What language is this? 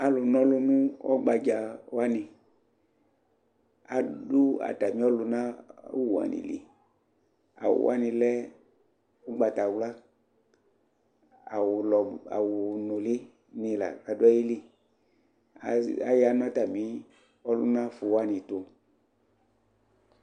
Ikposo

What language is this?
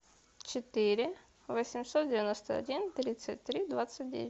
Russian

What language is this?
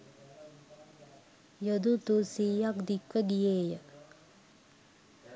Sinhala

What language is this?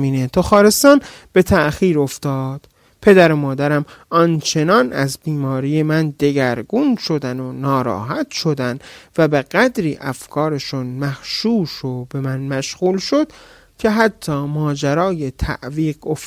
Persian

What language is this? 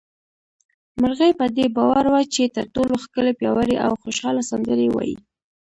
Pashto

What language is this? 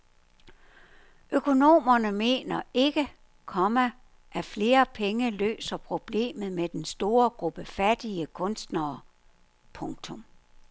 Danish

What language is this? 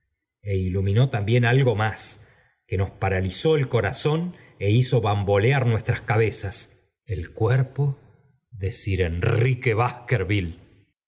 Spanish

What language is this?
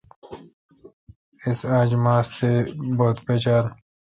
Kalkoti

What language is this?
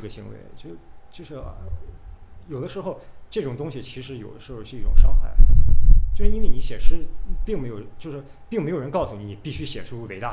Chinese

